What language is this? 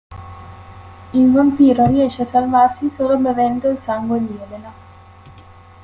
Italian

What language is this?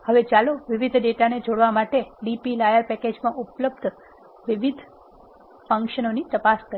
Gujarati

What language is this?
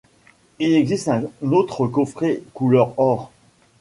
French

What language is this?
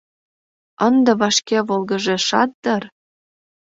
Mari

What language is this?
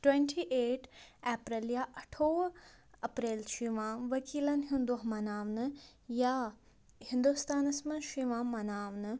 Kashmiri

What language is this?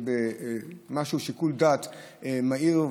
Hebrew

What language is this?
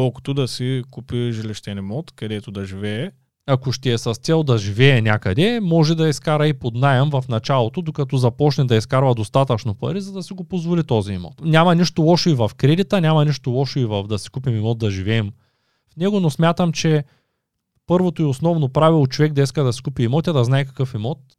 Bulgarian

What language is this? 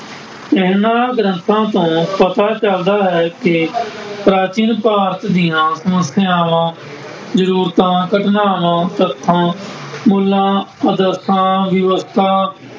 Punjabi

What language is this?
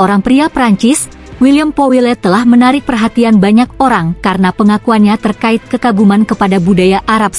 Indonesian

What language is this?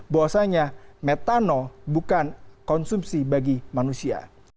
Indonesian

